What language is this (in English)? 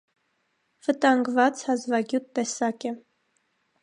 Armenian